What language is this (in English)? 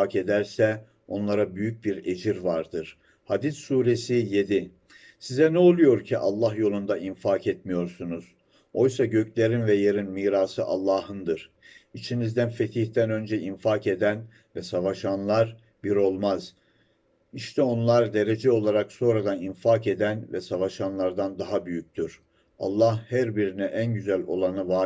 Turkish